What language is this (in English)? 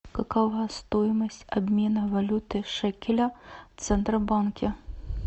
Russian